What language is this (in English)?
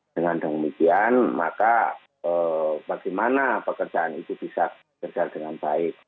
Indonesian